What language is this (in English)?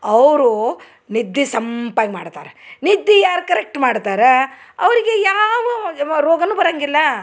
Kannada